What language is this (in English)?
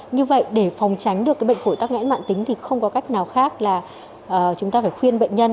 Vietnamese